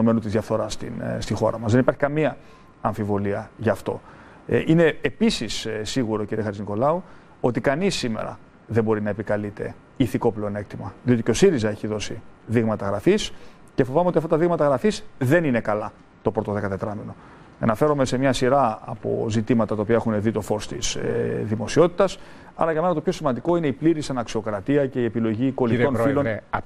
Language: Greek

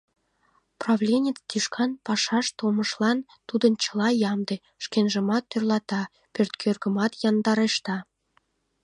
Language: Mari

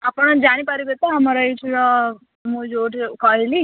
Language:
Odia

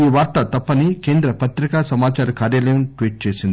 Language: Telugu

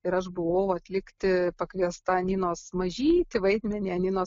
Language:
Lithuanian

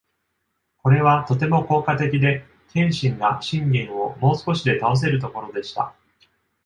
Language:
Japanese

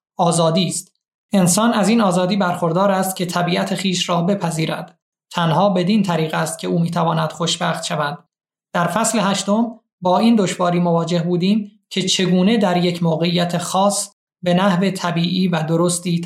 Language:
Persian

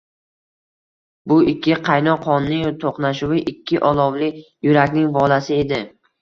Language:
Uzbek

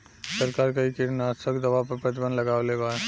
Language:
Bhojpuri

